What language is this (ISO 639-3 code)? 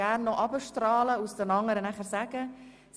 gsw